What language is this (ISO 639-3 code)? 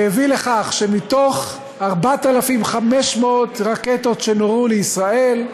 heb